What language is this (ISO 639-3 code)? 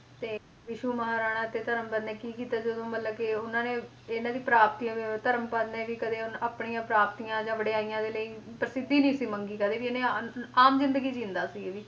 pan